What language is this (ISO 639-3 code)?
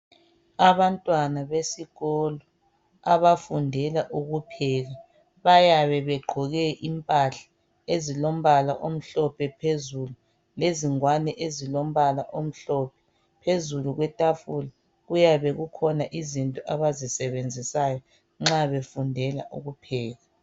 nde